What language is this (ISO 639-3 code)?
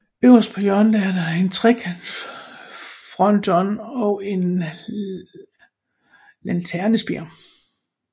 dan